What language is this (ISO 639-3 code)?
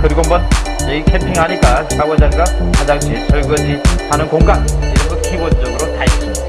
kor